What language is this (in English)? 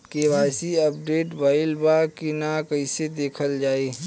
Bhojpuri